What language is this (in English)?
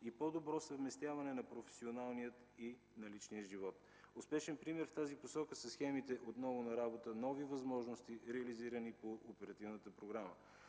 Bulgarian